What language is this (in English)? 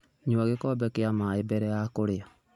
Kikuyu